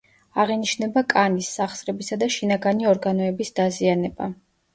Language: Georgian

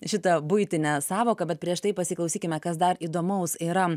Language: Lithuanian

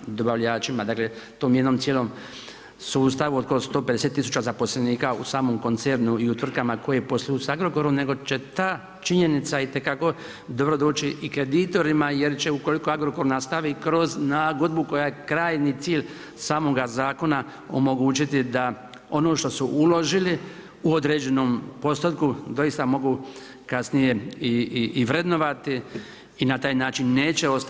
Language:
Croatian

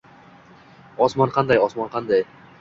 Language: Uzbek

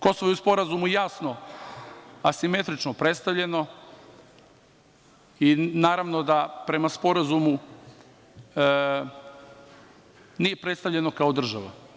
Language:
Serbian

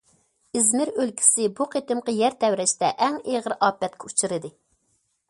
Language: Uyghur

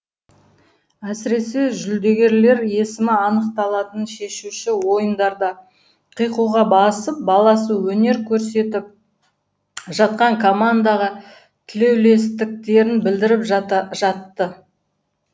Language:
Kazakh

